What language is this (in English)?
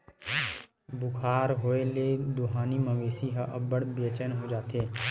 Chhattisgarhi